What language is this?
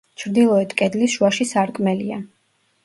Georgian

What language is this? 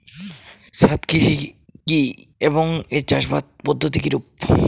Bangla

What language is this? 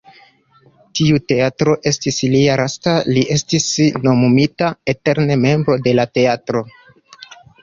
Esperanto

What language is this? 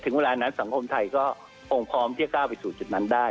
Thai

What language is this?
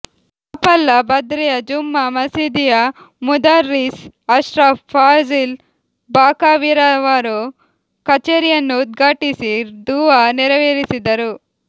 Kannada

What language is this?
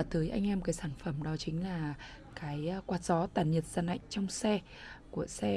Vietnamese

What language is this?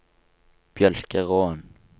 Norwegian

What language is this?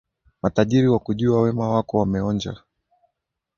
Swahili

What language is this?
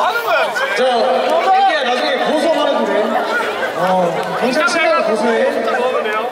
Korean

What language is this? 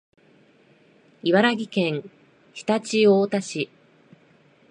Japanese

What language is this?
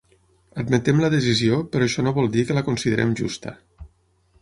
Catalan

